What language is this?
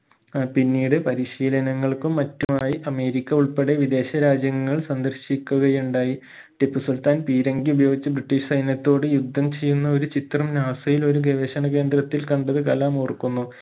Malayalam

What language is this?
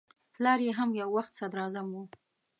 Pashto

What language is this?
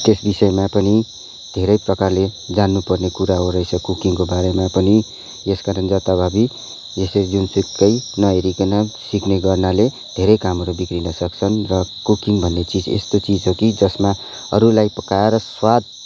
Nepali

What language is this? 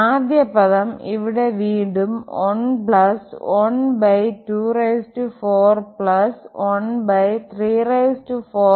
Malayalam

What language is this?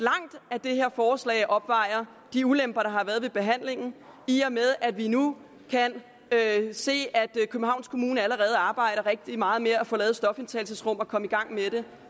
Danish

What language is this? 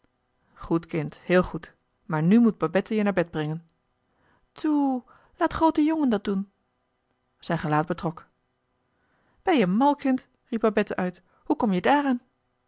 Dutch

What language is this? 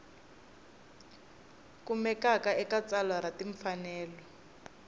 Tsonga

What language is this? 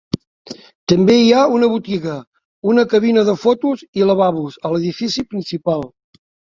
Catalan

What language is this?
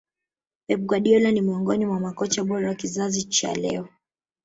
Swahili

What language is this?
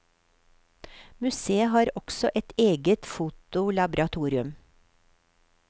Norwegian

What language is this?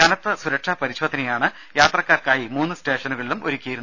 Malayalam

